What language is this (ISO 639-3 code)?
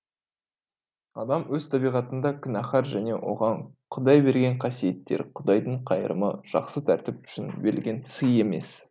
kaz